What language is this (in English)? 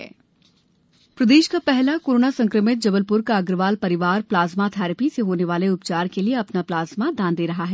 Hindi